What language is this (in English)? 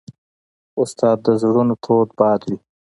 Pashto